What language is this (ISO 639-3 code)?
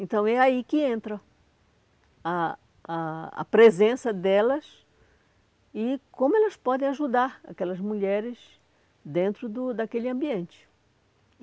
por